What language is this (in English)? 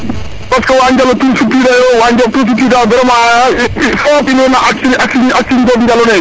Serer